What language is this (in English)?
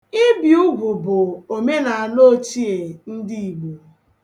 Igbo